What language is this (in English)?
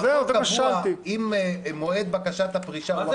Hebrew